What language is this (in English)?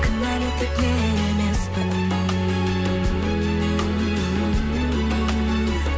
Kazakh